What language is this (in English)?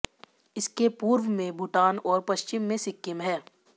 Hindi